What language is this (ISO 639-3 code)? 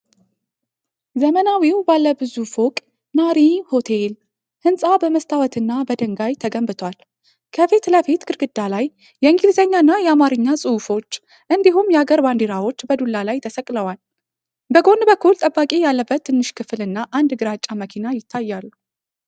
amh